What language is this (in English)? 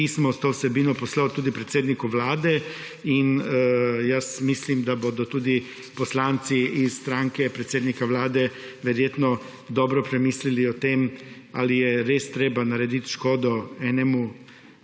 Slovenian